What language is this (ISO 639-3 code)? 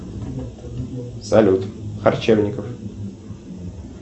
rus